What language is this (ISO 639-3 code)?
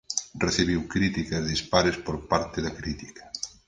glg